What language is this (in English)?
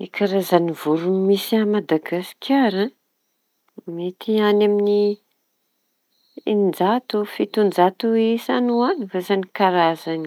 Tanosy Malagasy